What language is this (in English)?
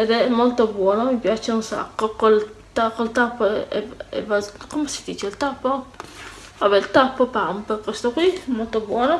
Italian